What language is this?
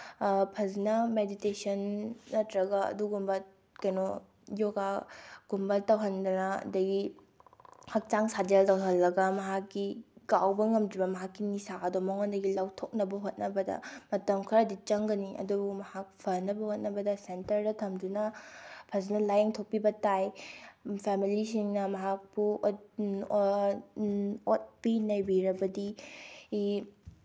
Manipuri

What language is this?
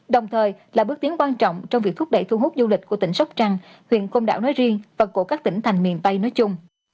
Vietnamese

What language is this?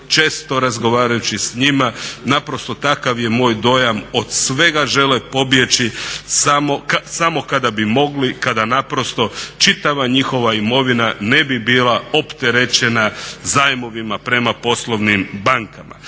Croatian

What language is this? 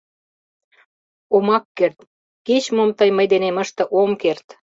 Mari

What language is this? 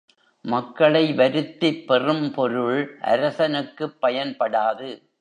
Tamil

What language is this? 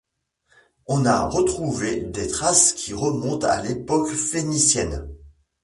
French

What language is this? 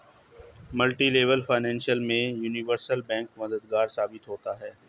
Hindi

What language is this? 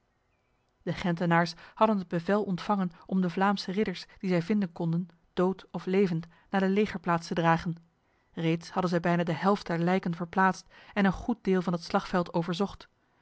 Dutch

